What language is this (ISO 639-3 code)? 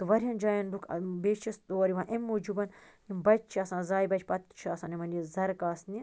kas